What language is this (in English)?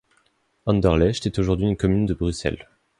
French